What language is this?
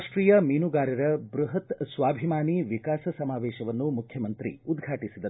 Kannada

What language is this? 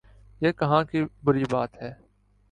Urdu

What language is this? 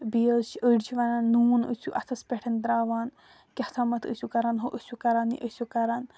Kashmiri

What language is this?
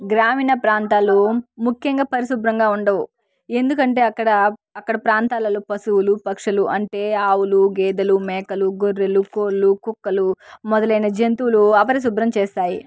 Telugu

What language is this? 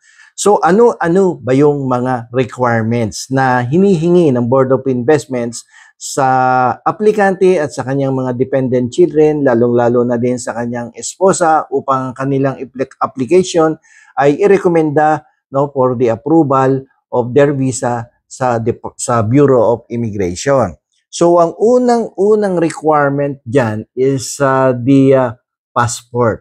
Filipino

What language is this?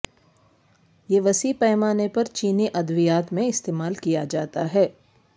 Urdu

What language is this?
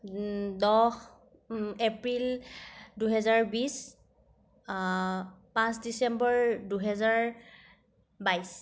Assamese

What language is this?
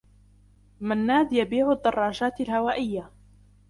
Arabic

